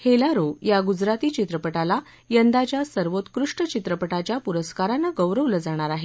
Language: Marathi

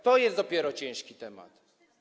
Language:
Polish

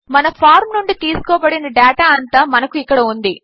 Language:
Telugu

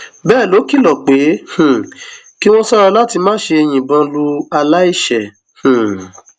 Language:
Yoruba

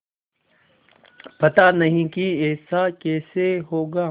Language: Hindi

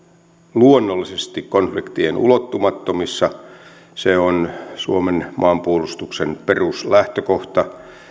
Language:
Finnish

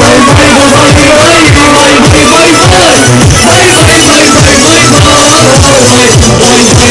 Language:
Greek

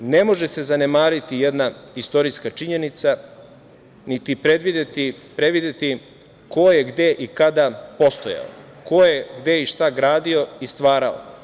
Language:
Serbian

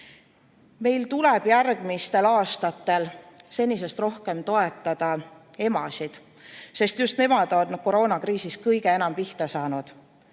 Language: Estonian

